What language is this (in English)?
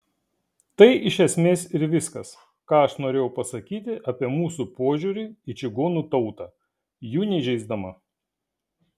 Lithuanian